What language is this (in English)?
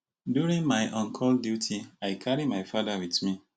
Nigerian Pidgin